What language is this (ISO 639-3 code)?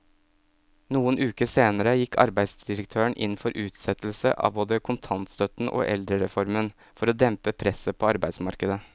nor